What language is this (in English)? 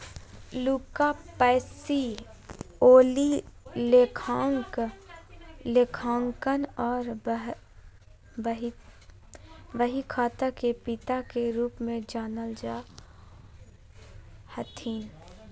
Magahi